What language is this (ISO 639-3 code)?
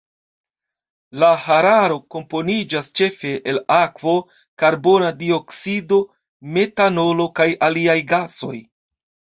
epo